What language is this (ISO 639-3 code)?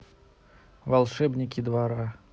rus